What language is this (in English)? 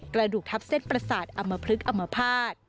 Thai